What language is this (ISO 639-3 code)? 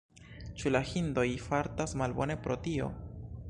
epo